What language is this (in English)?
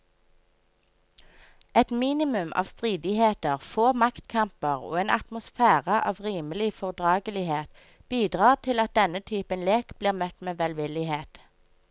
Norwegian